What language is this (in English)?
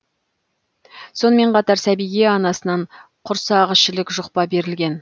Kazakh